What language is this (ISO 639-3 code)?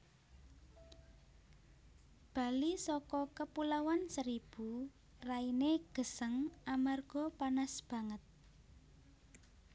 jav